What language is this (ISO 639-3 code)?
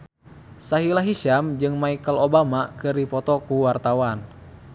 sun